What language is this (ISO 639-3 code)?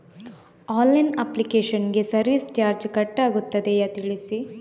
kan